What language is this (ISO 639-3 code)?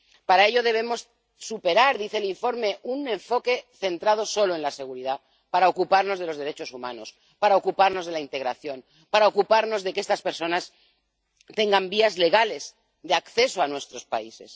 spa